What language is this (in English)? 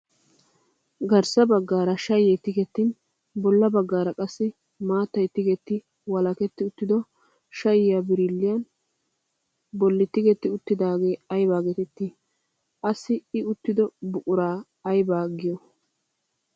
Wolaytta